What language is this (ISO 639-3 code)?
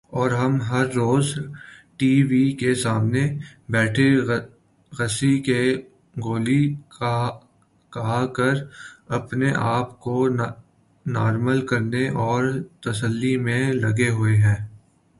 urd